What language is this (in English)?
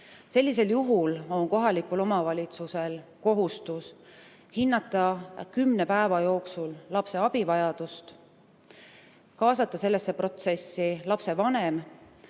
Estonian